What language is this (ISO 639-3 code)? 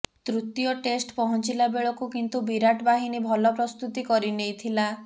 ori